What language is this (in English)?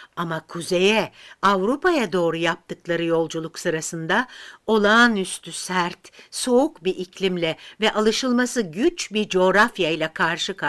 Turkish